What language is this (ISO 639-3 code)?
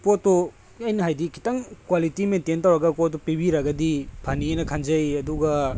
mni